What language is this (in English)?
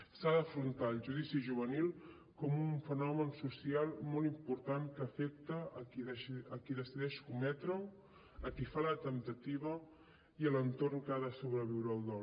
Catalan